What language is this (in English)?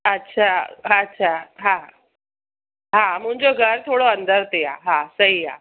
Sindhi